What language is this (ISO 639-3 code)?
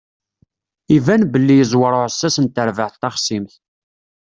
kab